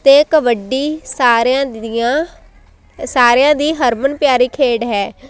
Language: Punjabi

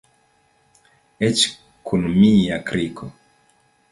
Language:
Esperanto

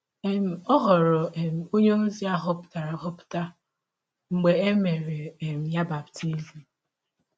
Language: Igbo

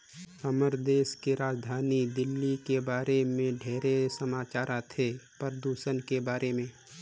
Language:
Chhattisgarhi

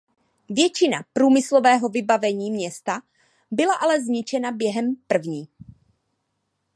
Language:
Czech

